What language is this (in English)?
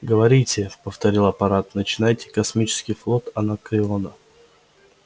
Russian